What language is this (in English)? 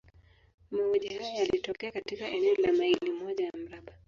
Swahili